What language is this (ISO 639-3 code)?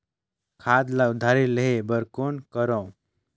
hne